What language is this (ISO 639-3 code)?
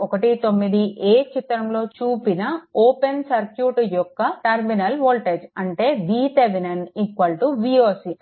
tel